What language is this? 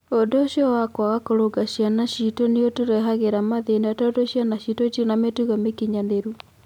Kikuyu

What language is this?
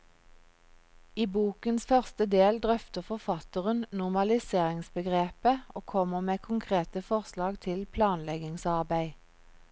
Norwegian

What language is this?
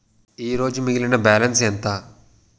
Telugu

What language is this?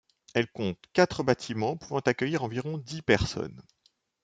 French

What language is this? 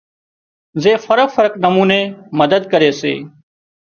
Wadiyara Koli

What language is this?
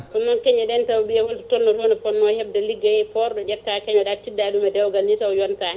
Fula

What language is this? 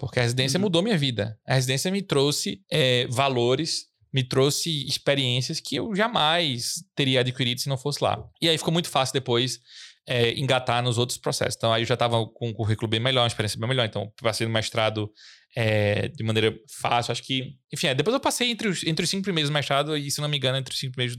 Portuguese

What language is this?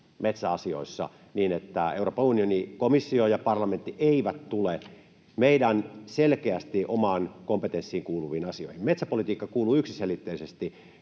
Finnish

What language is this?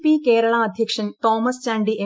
Malayalam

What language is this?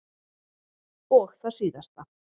Icelandic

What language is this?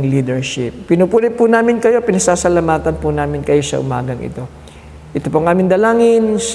Filipino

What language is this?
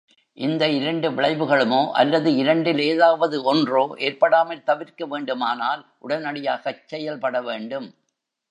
Tamil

